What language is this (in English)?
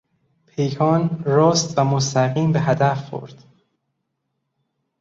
Persian